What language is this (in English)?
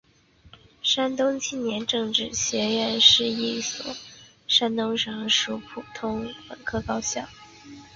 Chinese